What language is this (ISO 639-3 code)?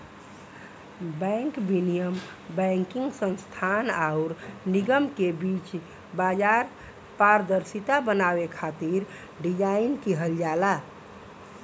bho